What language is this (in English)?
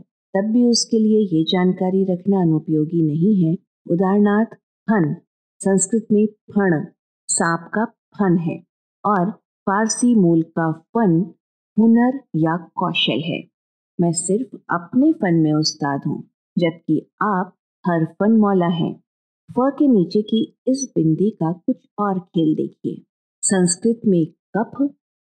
Hindi